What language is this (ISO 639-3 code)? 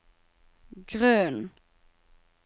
nor